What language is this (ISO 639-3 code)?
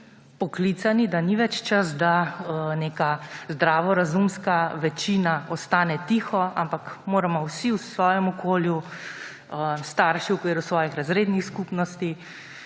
slv